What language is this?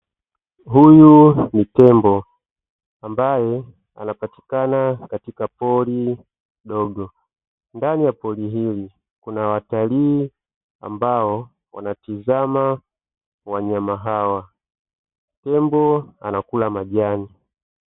Swahili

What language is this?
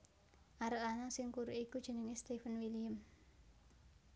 Javanese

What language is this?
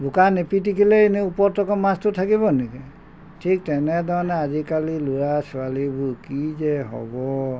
Assamese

